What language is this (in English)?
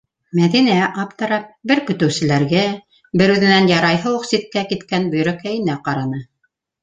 Bashkir